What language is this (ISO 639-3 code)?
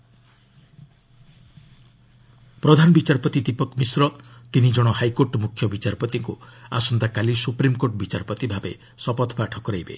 ori